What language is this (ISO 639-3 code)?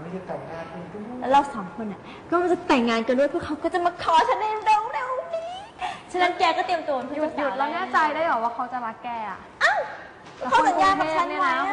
tha